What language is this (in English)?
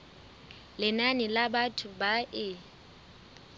Southern Sotho